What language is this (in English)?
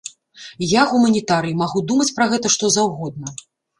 Belarusian